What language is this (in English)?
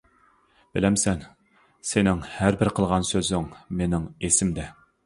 Uyghur